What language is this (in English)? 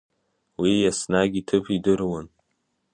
Abkhazian